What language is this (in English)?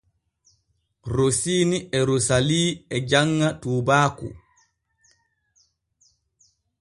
Borgu Fulfulde